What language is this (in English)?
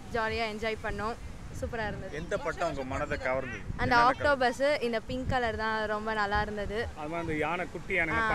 Tamil